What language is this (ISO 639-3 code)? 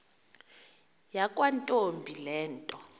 xho